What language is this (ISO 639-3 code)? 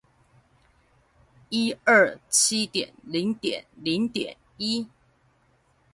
zho